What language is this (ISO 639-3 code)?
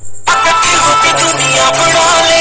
bho